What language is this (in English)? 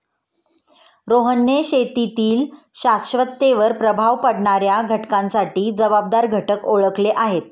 Marathi